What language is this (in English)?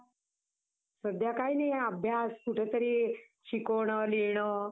Marathi